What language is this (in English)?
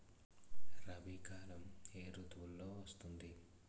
Telugu